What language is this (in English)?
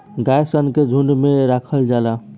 Bhojpuri